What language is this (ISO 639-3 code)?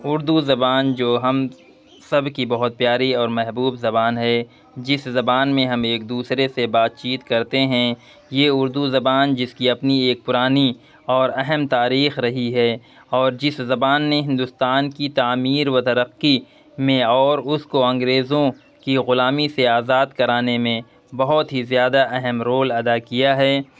urd